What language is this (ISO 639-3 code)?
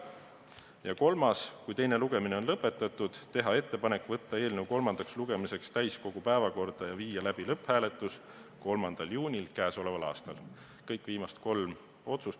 est